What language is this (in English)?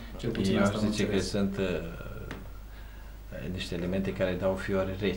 Romanian